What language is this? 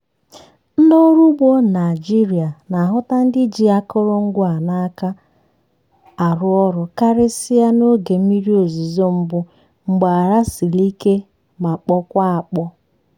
Igbo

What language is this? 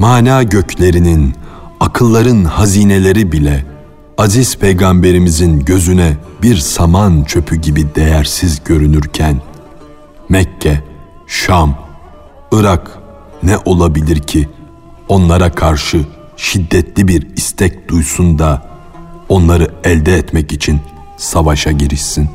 Turkish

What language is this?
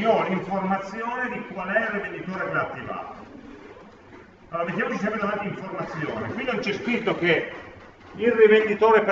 Italian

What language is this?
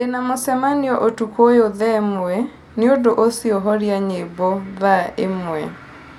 Kikuyu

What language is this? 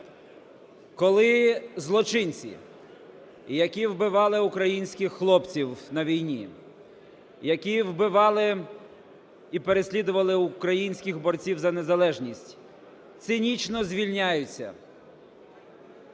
Ukrainian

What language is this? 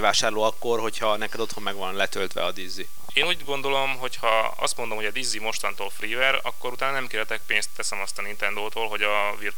Hungarian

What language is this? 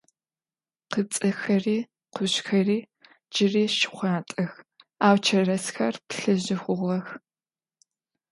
Adyghe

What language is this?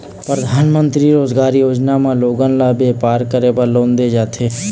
Chhattisgarhi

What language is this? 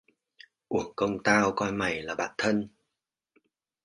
Vietnamese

